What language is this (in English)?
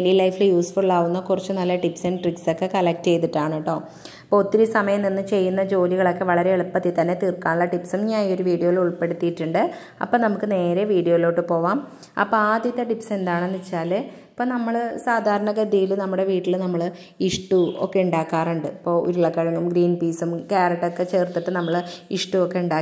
Malayalam